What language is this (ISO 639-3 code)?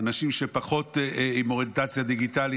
heb